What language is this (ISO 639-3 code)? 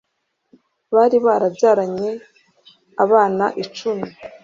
kin